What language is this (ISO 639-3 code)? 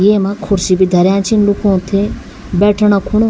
gbm